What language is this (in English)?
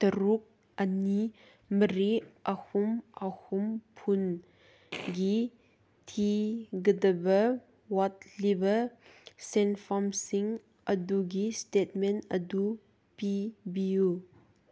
Manipuri